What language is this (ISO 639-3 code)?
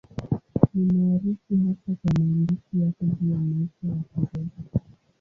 swa